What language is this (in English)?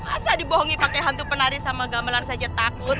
Indonesian